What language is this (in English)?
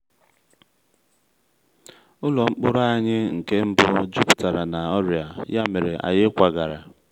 Igbo